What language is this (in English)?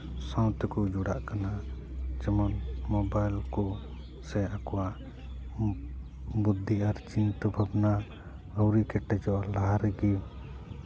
Santali